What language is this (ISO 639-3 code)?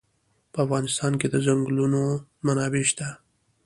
pus